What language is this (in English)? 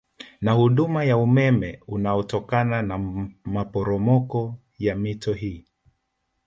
Swahili